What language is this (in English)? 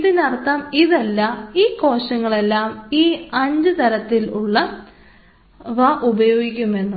Malayalam